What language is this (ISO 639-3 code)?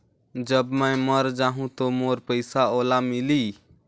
hne